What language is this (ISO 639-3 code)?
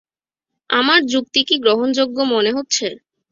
ben